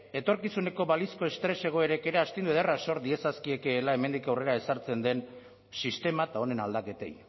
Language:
Basque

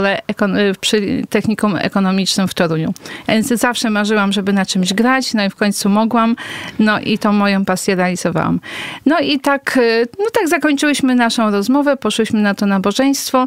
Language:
Polish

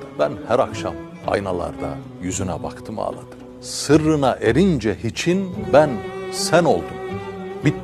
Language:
Turkish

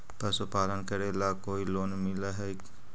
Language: Magahi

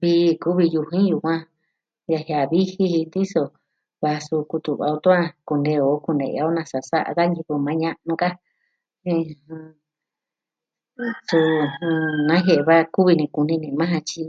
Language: Southwestern Tlaxiaco Mixtec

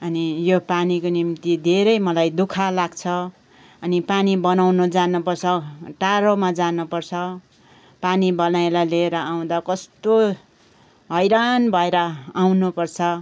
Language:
Nepali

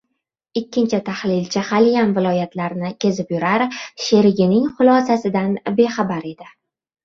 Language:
Uzbek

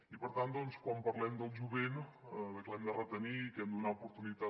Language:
Catalan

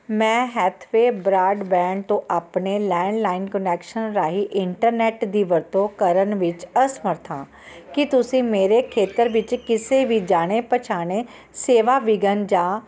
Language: Punjabi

